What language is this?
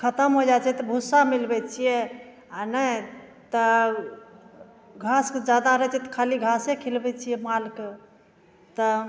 Maithili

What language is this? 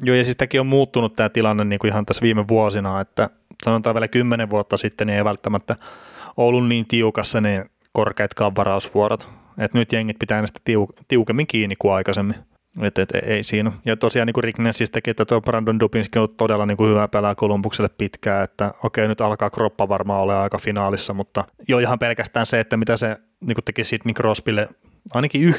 Finnish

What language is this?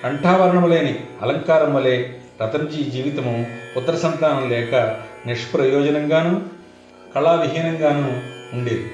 Telugu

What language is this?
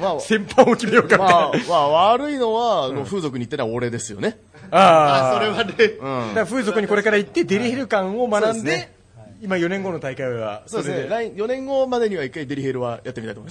Japanese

